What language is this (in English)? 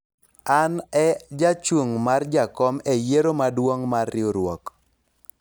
Luo (Kenya and Tanzania)